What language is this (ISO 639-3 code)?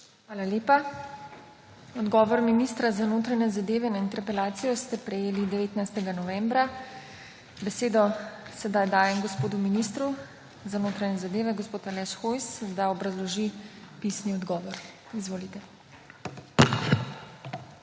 slv